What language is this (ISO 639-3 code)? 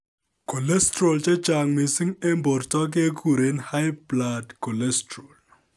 kln